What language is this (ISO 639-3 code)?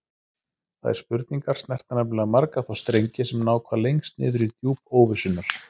isl